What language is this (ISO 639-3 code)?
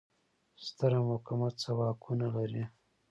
pus